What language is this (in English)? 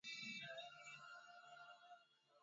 Swahili